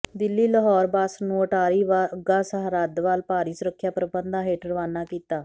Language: Punjabi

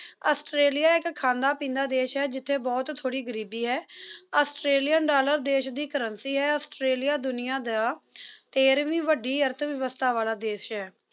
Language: Punjabi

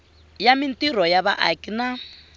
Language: Tsonga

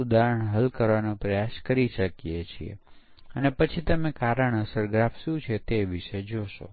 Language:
Gujarati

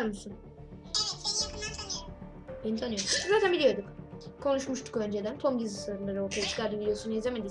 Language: Turkish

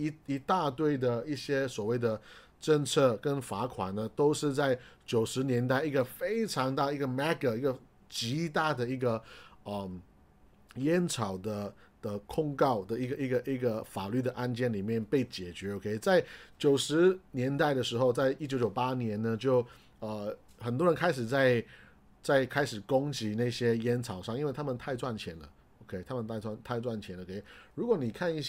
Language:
Chinese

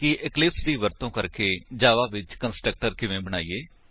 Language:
Punjabi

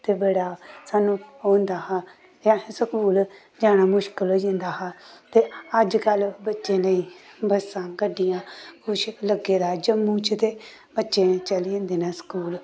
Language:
Dogri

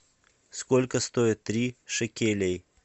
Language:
Russian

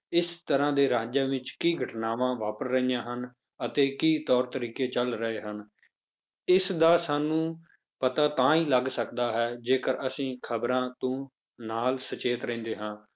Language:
Punjabi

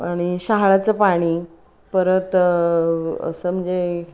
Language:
Marathi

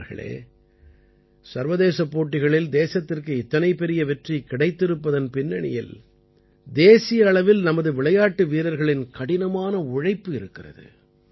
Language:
Tamil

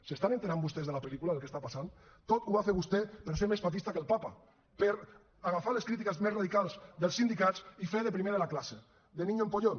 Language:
Catalan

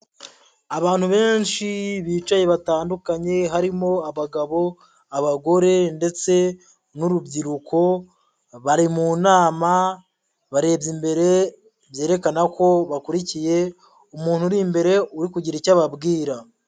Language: Kinyarwanda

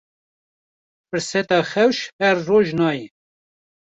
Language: Kurdish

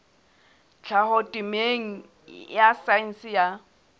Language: Southern Sotho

